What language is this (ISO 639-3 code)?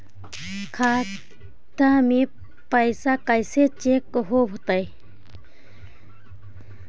mag